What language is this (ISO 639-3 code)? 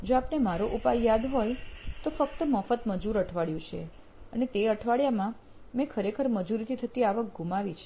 guj